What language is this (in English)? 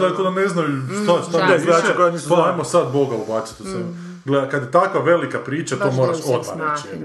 Croatian